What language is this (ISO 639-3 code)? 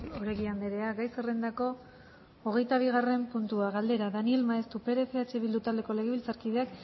eus